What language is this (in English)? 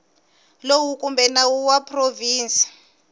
Tsonga